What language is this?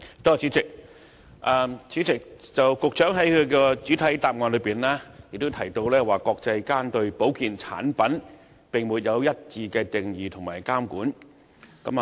Cantonese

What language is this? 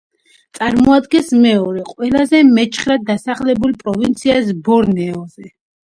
Georgian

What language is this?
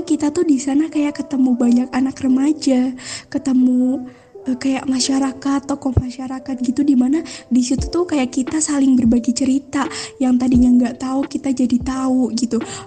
Indonesian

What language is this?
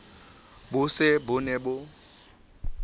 Southern Sotho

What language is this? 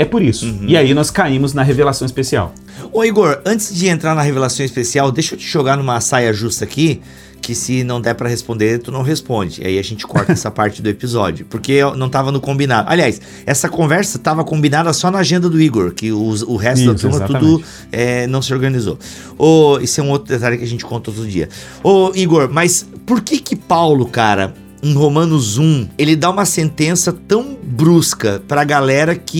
Portuguese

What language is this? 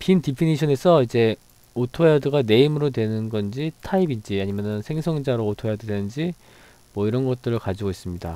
Korean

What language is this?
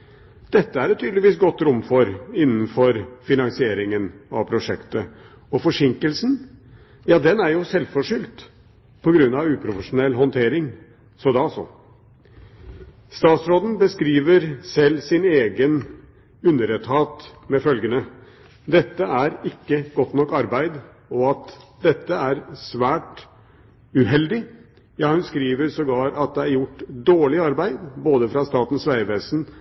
Norwegian Bokmål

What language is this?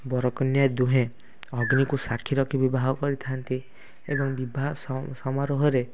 Odia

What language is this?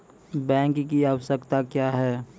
Maithili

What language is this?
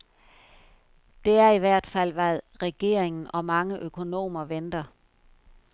Danish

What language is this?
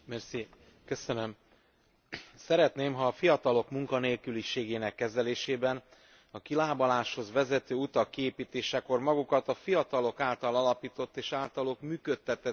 Hungarian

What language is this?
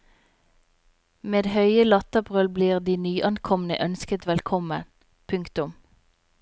Norwegian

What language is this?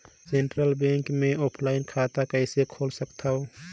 Chhattisgarhi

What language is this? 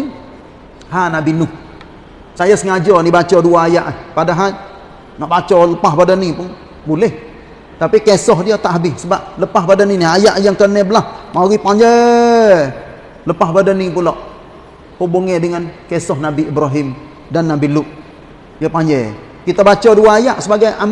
Malay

